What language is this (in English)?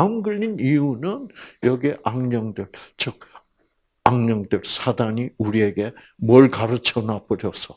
Korean